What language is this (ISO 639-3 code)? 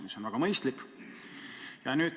est